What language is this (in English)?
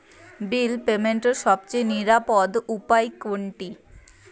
Bangla